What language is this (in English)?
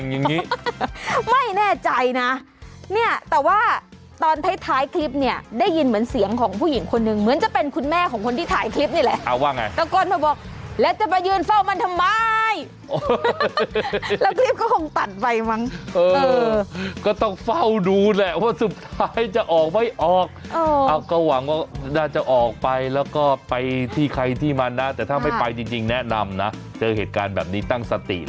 Thai